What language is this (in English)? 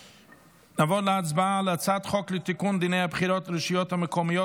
Hebrew